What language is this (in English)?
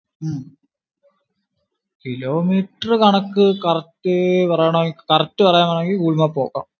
Malayalam